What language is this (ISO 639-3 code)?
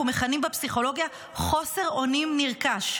heb